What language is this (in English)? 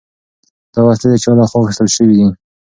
Pashto